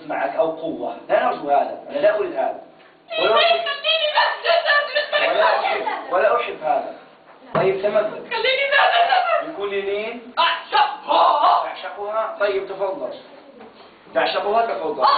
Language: Arabic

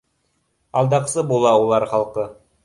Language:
Bashkir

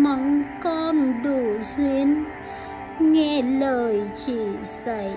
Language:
Vietnamese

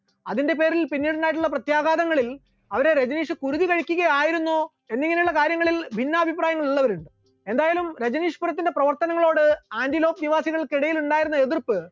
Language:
Malayalam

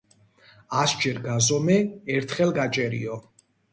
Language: Georgian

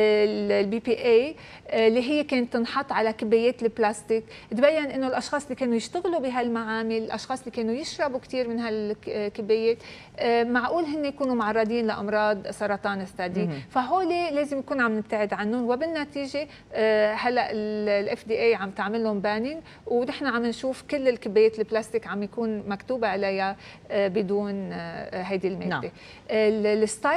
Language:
Arabic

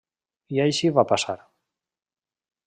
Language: Catalan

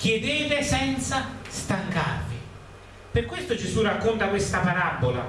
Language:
Italian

